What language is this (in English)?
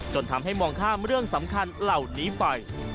Thai